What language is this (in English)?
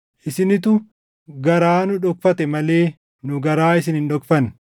Oromo